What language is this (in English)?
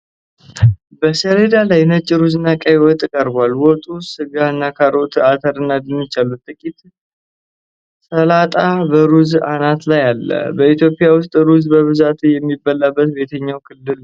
Amharic